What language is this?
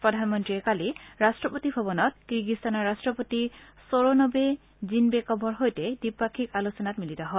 Assamese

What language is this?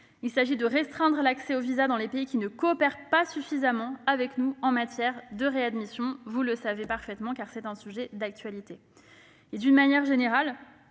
French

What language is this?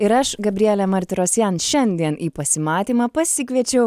Lithuanian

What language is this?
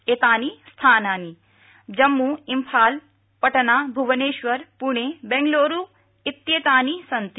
Sanskrit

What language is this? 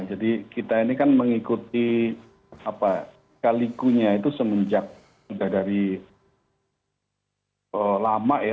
Indonesian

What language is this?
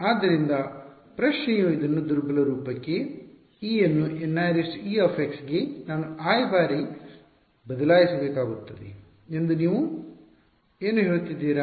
Kannada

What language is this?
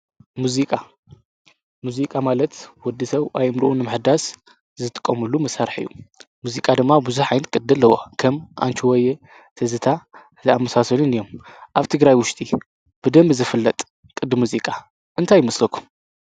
Tigrinya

